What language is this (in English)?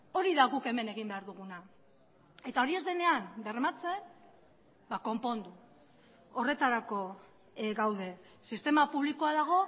Basque